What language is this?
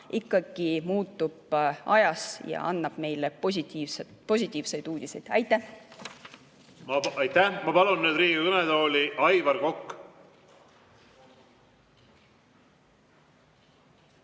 Estonian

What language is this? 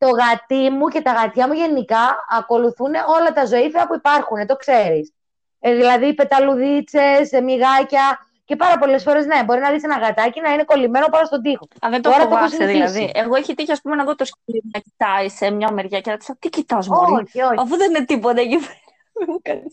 Greek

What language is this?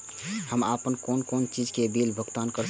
Maithili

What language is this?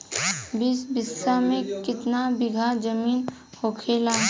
Bhojpuri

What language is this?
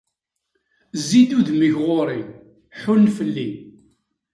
Kabyle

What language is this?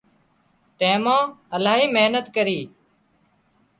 Wadiyara Koli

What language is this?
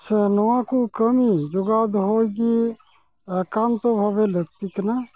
Santali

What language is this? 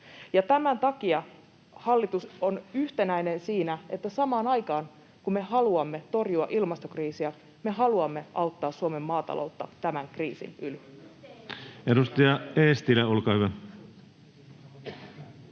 Finnish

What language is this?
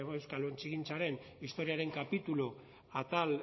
Basque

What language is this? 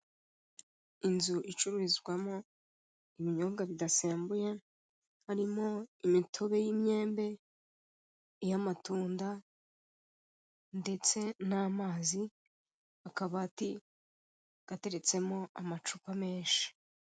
Kinyarwanda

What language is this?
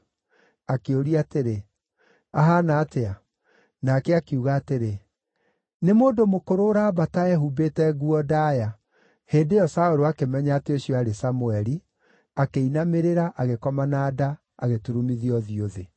Kikuyu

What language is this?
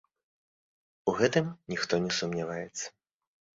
Belarusian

